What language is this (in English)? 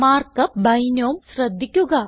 Malayalam